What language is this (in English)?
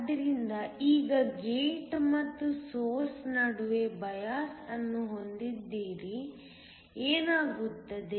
Kannada